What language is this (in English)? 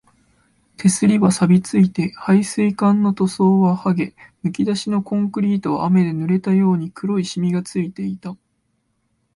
Japanese